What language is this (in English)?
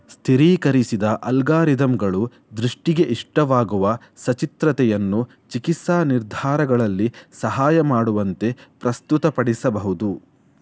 Kannada